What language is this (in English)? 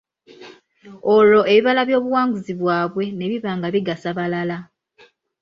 Ganda